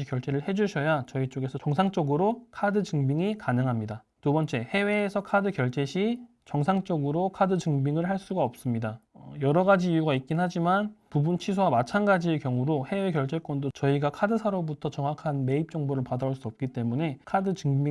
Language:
Korean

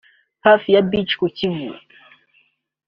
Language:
Kinyarwanda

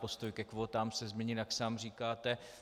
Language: Czech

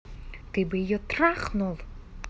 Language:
Russian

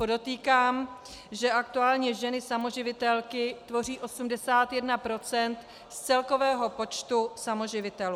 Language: Czech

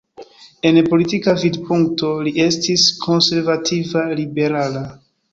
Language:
Esperanto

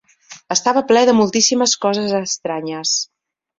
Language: Catalan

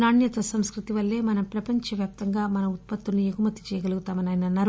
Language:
Telugu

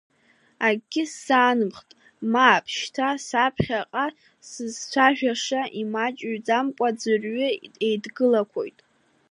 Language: Abkhazian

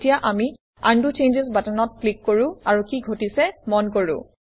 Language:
Assamese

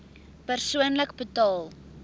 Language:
Afrikaans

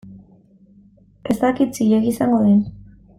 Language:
Basque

